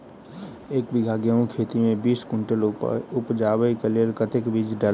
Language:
Maithili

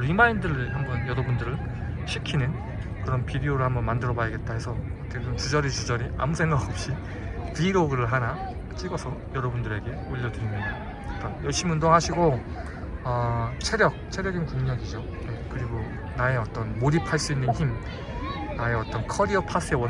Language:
Korean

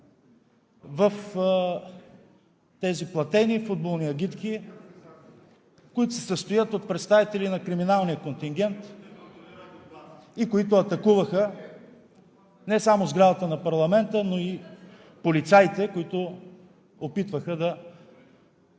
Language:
Bulgarian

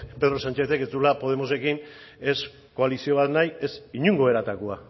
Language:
Basque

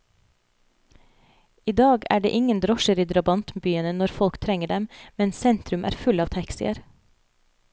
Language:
Norwegian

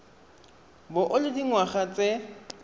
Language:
Tswana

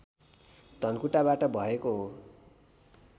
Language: Nepali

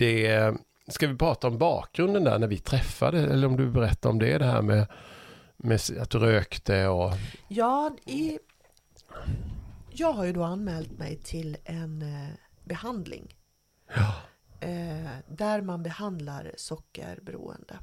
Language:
Swedish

